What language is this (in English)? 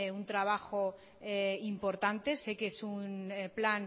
Spanish